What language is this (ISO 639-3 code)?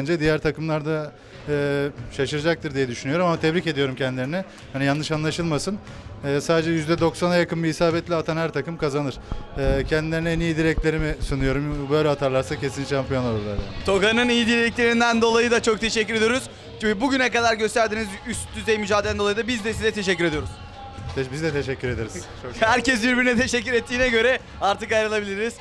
tur